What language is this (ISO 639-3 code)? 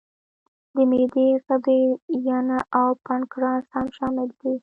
pus